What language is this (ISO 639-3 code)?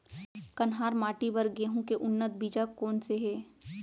hne